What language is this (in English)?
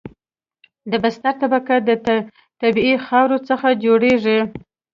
Pashto